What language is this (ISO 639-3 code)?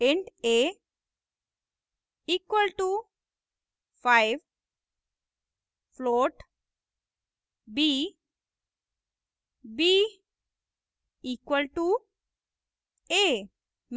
hin